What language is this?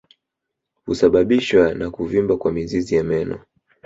Swahili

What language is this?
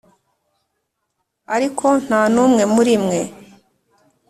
Kinyarwanda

